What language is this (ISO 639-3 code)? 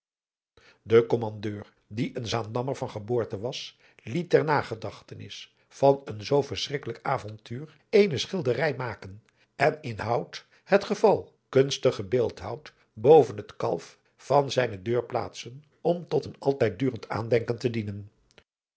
nld